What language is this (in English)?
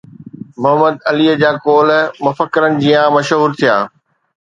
Sindhi